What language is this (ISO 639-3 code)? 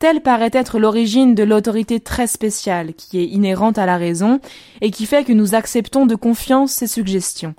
fra